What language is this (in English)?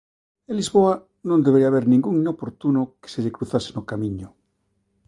Galician